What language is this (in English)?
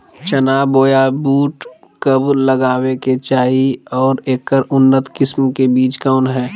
Magahi